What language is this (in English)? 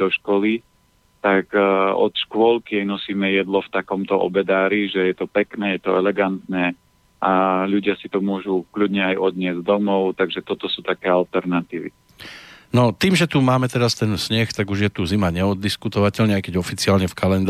Slovak